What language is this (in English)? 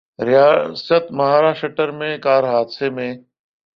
Urdu